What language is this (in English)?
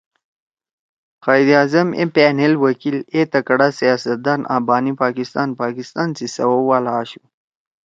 Torwali